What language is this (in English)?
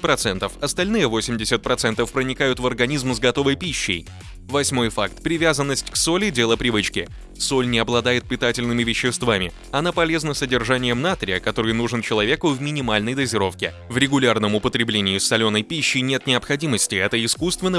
Russian